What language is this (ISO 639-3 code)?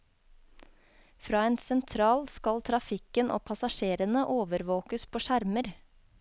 nor